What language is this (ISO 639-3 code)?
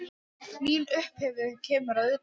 isl